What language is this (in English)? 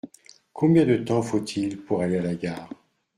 French